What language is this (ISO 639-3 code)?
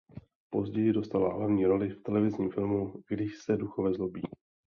ces